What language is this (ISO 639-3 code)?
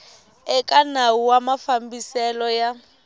tso